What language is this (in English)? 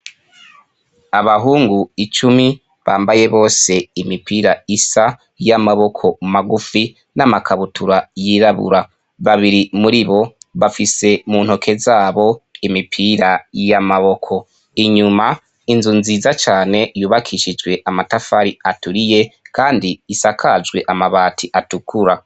Rundi